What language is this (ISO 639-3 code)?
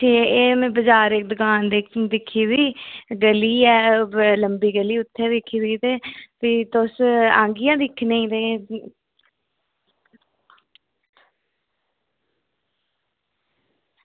doi